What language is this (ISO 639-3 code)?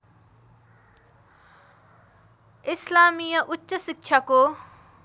nep